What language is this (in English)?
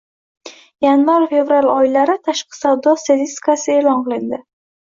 Uzbek